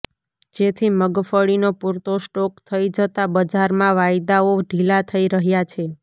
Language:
Gujarati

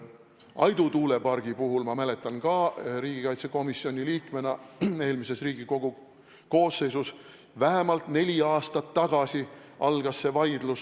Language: Estonian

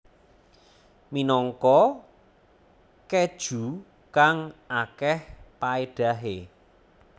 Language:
Javanese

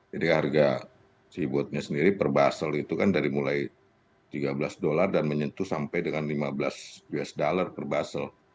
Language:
Indonesian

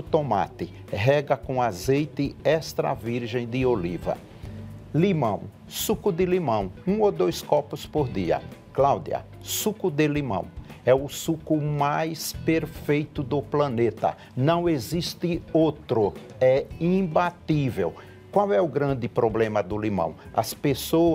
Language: Portuguese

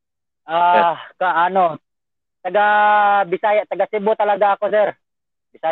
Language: Filipino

